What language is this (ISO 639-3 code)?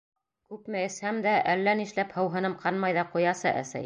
bak